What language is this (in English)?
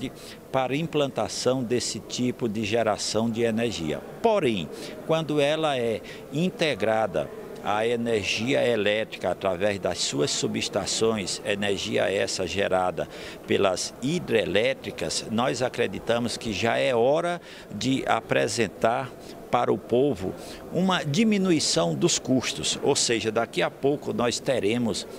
Portuguese